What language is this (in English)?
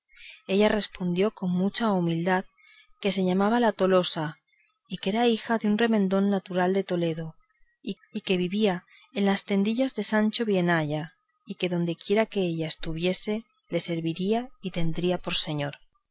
Spanish